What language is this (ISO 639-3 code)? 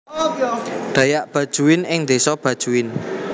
jav